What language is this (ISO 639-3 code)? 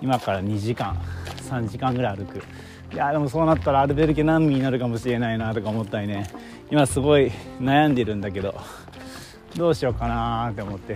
jpn